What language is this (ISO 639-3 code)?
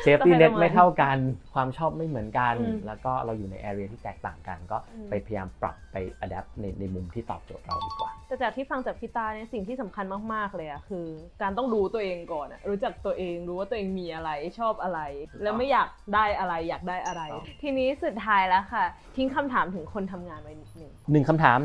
tha